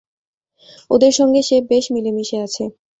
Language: Bangla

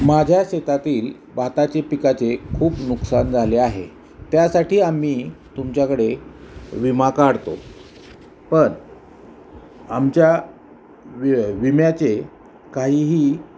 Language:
Marathi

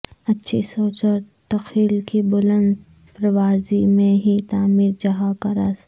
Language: Urdu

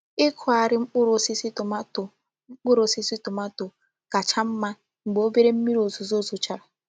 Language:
Igbo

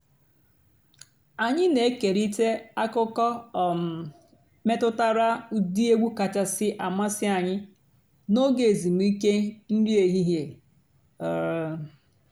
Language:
Igbo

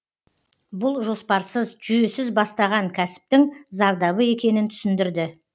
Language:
Kazakh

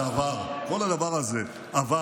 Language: Hebrew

